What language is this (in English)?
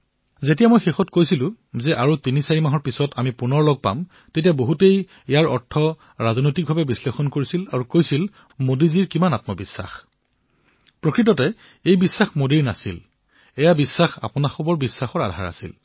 Assamese